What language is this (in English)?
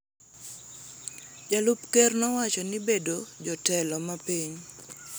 Luo (Kenya and Tanzania)